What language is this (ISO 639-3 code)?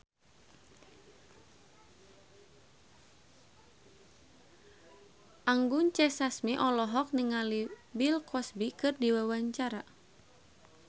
sun